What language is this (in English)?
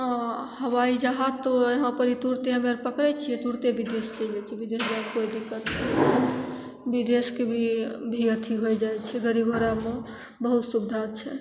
Maithili